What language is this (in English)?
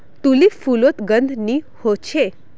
Magahi